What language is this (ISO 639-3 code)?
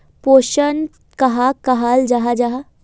mag